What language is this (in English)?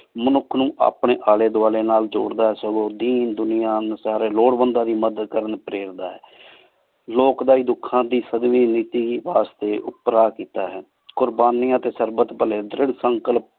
Punjabi